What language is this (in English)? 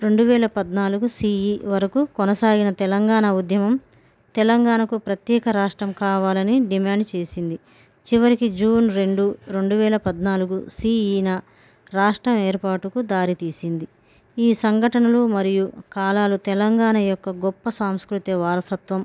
Telugu